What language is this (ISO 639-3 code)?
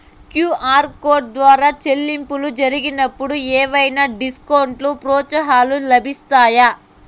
tel